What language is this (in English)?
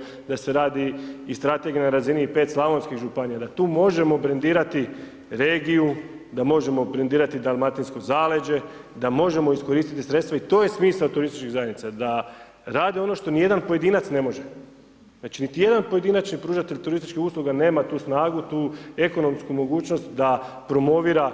Croatian